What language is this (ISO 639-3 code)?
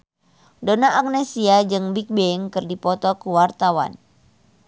sun